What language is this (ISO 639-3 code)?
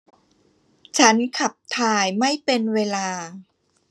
tha